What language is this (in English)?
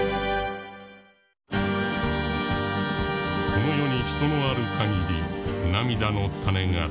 Japanese